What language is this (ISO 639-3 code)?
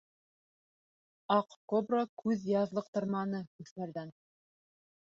bak